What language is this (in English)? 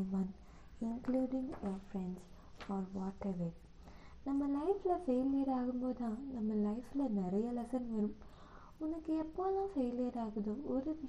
Tamil